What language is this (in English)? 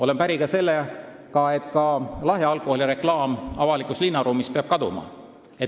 Estonian